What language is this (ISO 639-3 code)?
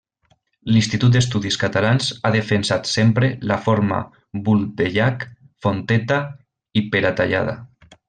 cat